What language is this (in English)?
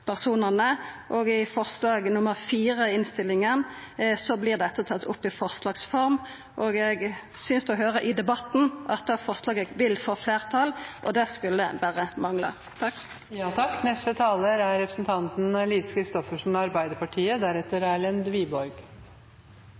Norwegian Nynorsk